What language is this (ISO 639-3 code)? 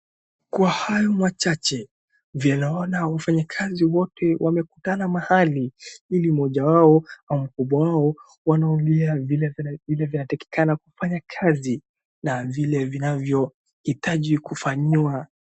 swa